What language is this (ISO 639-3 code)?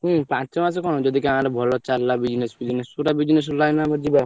ori